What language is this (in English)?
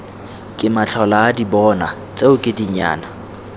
Tswana